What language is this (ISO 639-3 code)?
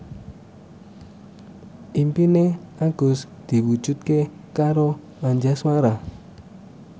jav